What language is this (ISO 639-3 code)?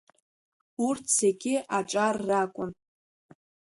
abk